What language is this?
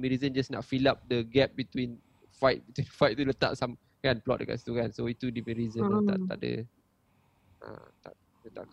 Malay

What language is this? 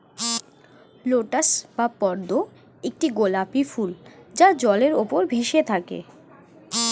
Bangla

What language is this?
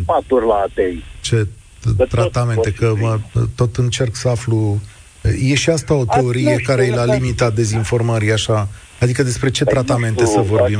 Romanian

